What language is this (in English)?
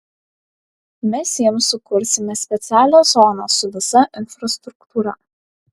Lithuanian